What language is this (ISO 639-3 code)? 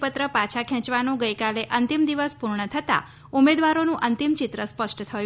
guj